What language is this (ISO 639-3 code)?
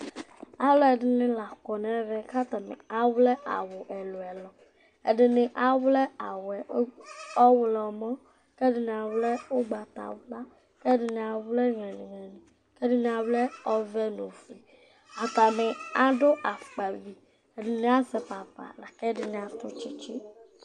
kpo